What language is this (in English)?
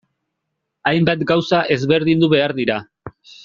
Basque